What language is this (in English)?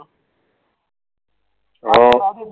Gujarati